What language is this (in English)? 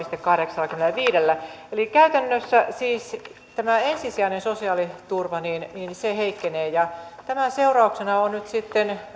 Finnish